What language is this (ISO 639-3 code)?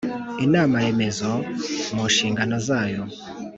kin